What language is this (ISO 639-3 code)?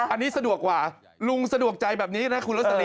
tha